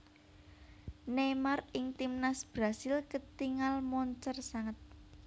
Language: Javanese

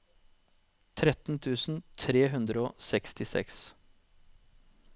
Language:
Norwegian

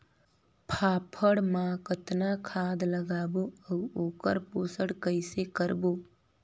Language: Chhattisgarhi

